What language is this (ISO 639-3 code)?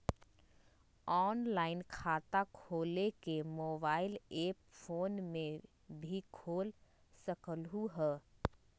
mag